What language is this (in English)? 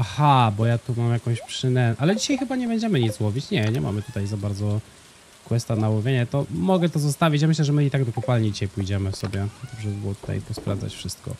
Polish